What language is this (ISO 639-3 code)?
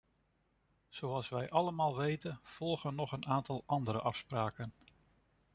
nld